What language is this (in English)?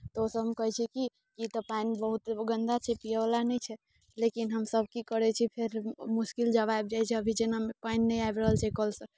Maithili